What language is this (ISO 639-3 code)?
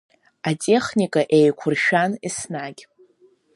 abk